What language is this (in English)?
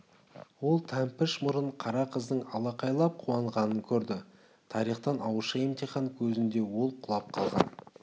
Kazakh